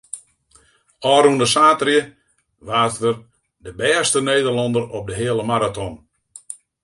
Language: Western Frisian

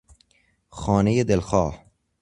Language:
Persian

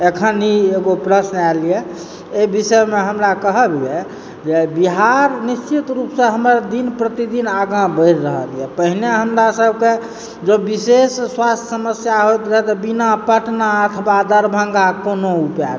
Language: Maithili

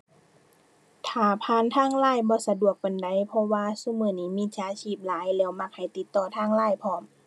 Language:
Thai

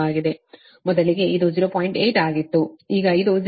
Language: Kannada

